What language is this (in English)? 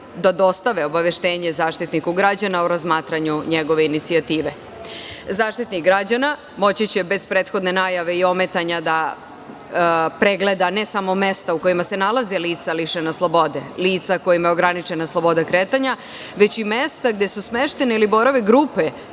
Serbian